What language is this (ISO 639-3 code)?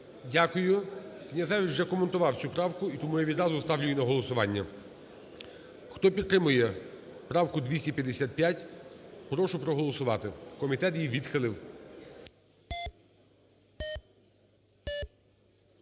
ukr